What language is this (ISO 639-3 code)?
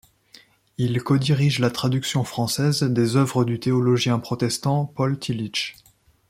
fra